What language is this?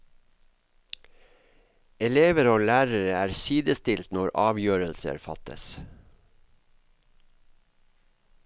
Norwegian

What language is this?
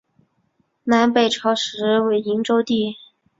Chinese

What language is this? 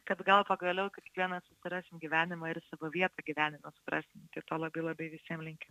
Lithuanian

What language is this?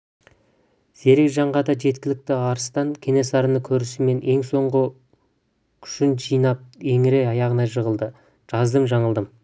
Kazakh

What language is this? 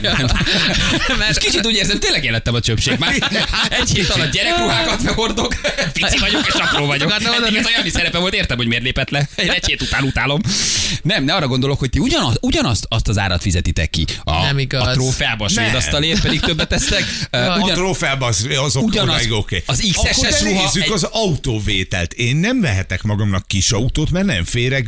Hungarian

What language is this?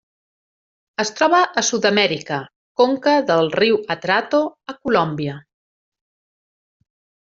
Catalan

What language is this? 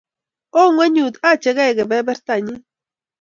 Kalenjin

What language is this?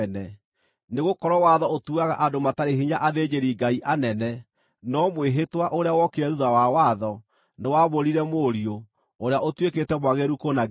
Kikuyu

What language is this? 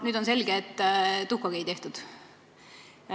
Estonian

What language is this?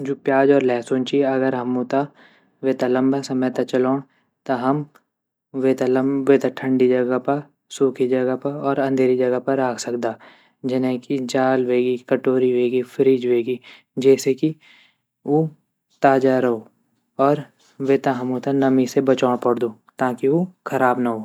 Garhwali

